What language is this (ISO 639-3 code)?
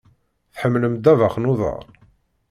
kab